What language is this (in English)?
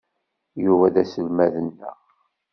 Kabyle